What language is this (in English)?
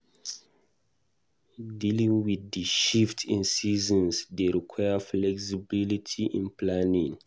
Nigerian Pidgin